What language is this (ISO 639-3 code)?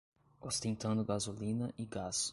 por